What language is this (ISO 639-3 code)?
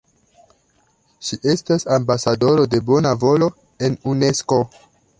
epo